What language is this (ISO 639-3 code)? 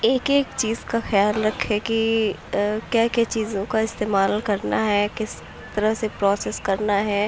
urd